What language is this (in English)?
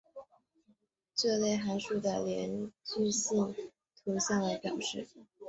Chinese